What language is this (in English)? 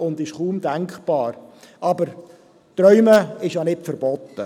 Swiss German